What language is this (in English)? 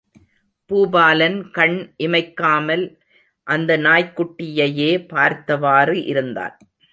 Tamil